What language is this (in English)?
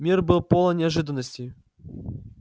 Russian